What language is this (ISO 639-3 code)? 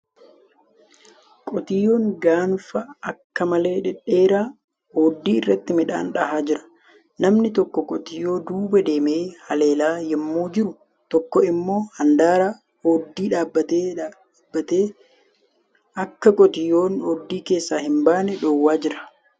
orm